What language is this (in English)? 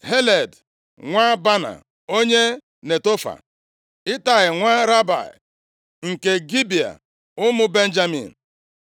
Igbo